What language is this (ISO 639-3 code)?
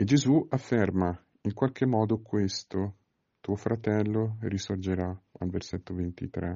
ita